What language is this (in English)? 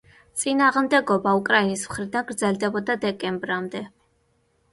Georgian